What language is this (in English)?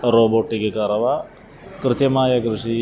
Malayalam